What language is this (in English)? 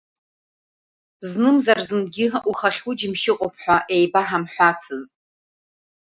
Abkhazian